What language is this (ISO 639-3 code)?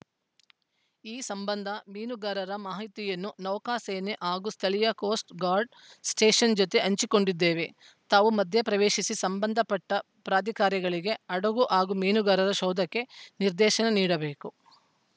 kan